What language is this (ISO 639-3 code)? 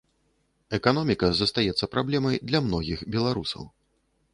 bel